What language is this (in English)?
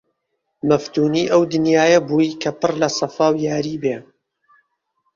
Central Kurdish